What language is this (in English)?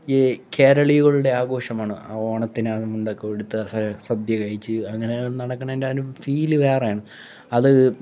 Malayalam